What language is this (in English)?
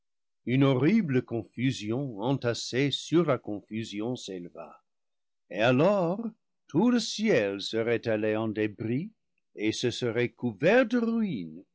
French